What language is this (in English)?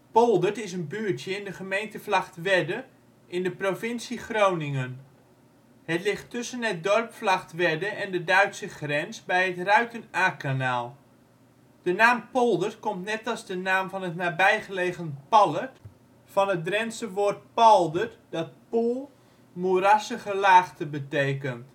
Dutch